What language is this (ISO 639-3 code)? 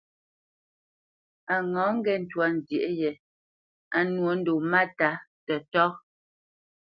bce